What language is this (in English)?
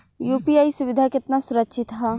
Bhojpuri